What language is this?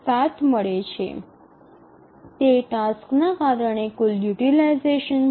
Gujarati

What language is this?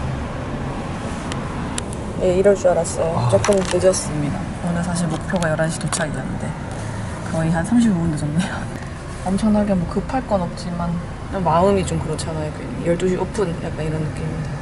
Korean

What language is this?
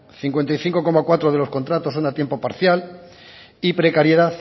Spanish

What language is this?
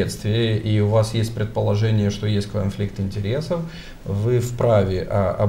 Romanian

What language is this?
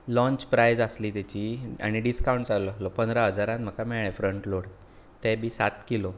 Konkani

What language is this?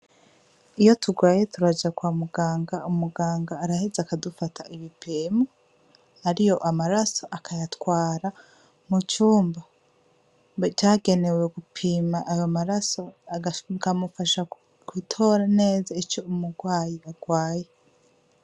Rundi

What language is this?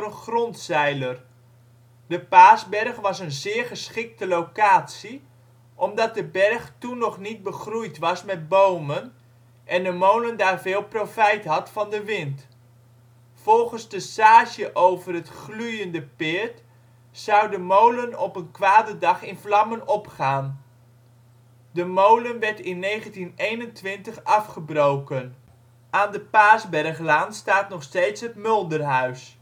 Dutch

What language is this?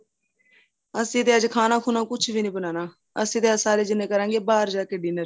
Punjabi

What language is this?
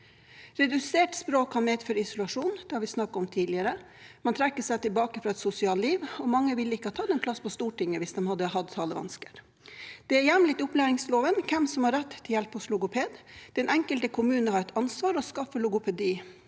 Norwegian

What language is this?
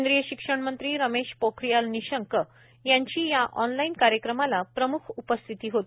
Marathi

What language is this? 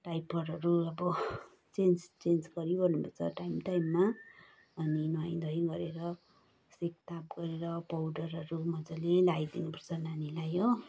Nepali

